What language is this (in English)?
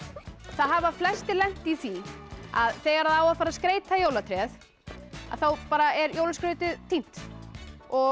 Icelandic